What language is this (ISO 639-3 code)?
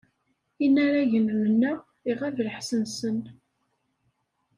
kab